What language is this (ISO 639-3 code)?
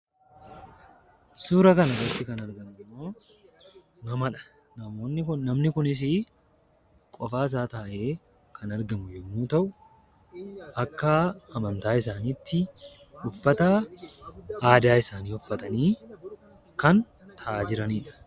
orm